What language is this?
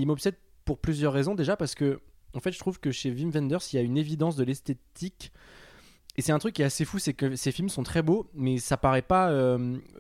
French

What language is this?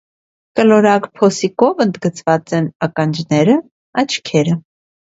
Armenian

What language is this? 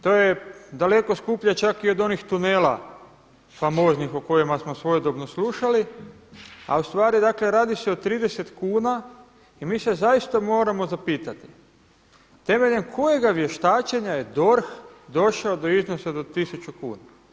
Croatian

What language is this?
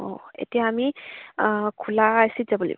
Assamese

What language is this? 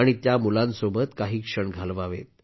Marathi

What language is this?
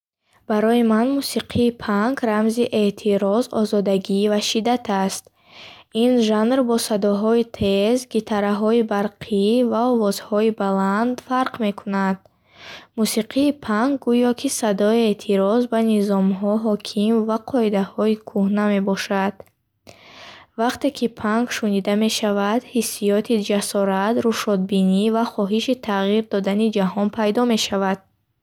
Bukharic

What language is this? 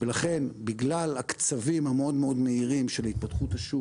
Hebrew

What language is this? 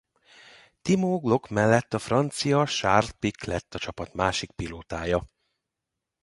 Hungarian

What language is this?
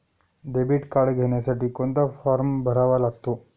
Marathi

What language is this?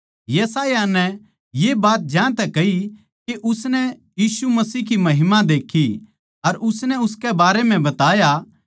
Haryanvi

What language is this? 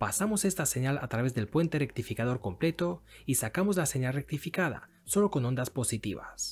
Spanish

